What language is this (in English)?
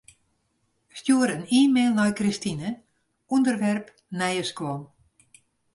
Western Frisian